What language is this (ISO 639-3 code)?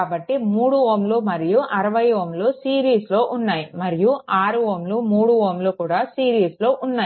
tel